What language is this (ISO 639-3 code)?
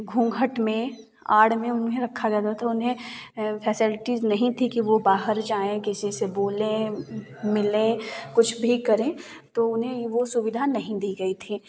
hin